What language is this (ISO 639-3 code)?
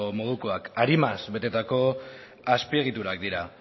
eus